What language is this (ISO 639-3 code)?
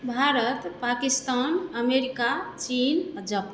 mai